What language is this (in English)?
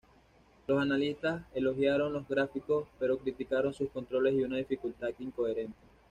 Spanish